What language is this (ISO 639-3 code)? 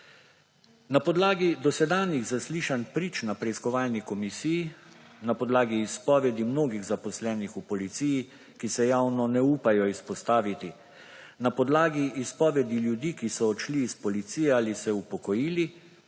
slv